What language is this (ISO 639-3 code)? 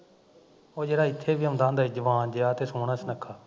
pan